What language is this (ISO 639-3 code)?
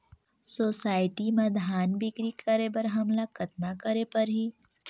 hne